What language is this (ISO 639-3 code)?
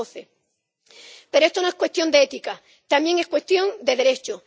spa